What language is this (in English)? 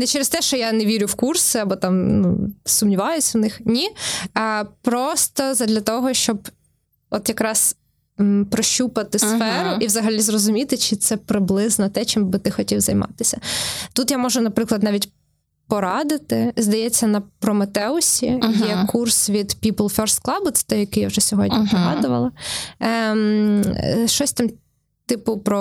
Ukrainian